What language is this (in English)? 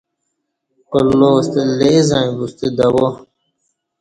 Kati